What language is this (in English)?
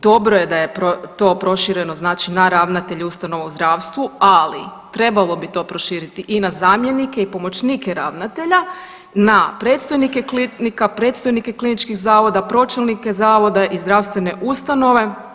Croatian